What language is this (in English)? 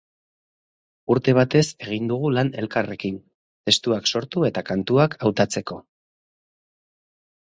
Basque